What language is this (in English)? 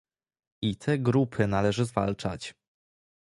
Polish